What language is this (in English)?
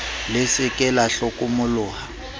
Southern Sotho